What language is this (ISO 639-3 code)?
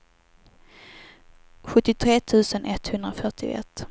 swe